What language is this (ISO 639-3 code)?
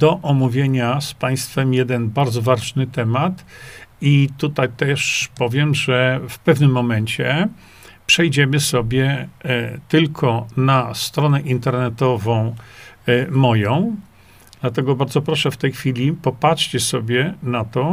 pol